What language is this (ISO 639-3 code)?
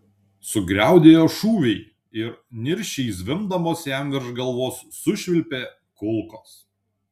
lit